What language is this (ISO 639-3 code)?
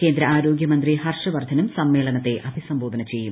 mal